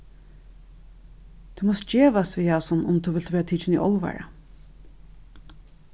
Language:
Faroese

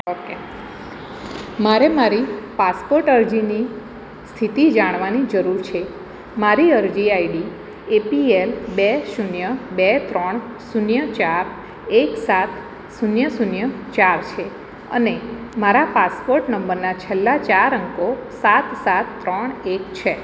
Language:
Gujarati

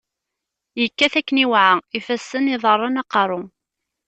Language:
Kabyle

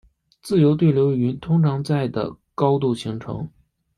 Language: Chinese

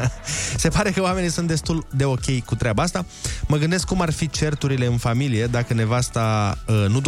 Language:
Romanian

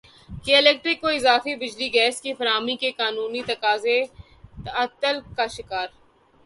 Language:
Urdu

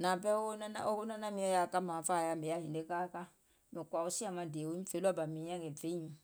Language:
Gola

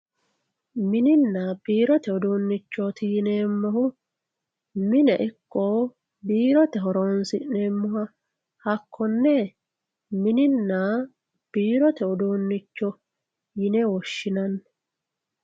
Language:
Sidamo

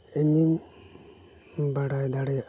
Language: Santali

